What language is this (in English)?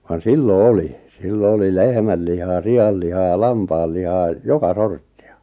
Finnish